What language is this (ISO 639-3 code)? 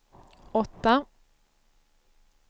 swe